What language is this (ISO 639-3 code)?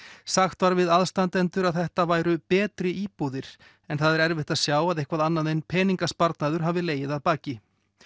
isl